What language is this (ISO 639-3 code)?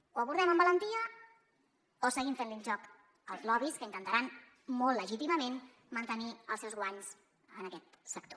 cat